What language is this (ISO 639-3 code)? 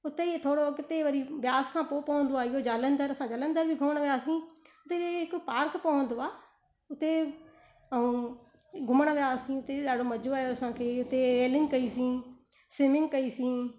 snd